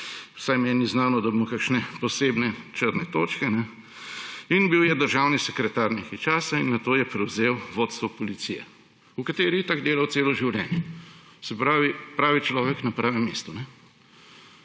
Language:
Slovenian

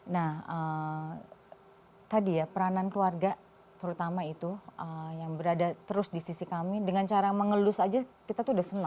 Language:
Indonesian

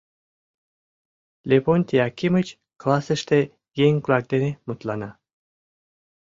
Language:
Mari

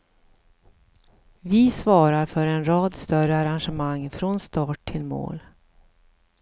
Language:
Swedish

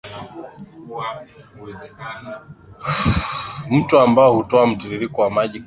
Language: Swahili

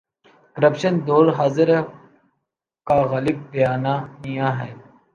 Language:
Urdu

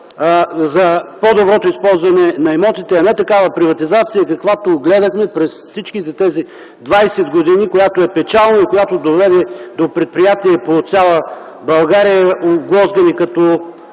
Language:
Bulgarian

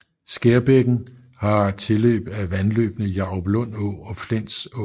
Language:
Danish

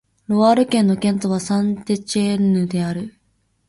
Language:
Japanese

